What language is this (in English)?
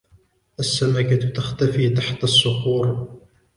Arabic